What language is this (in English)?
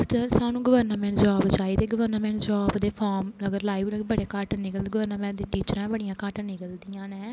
Dogri